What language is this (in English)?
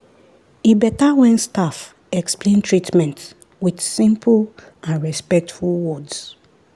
Nigerian Pidgin